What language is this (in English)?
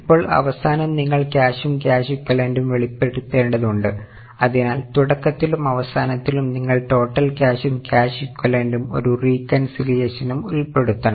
Malayalam